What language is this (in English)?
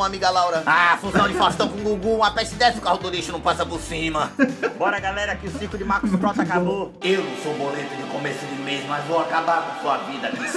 Portuguese